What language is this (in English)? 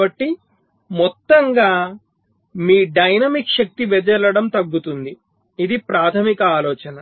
Telugu